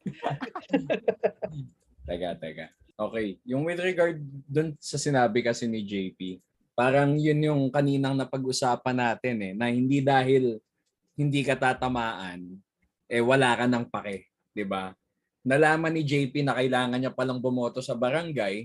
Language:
Filipino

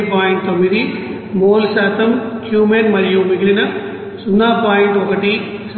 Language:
Telugu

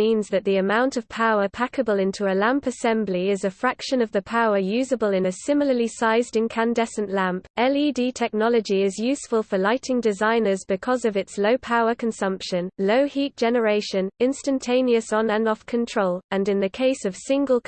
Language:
English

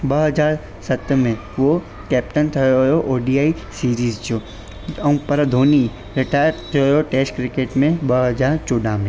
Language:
Sindhi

